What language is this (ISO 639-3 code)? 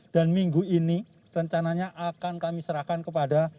ind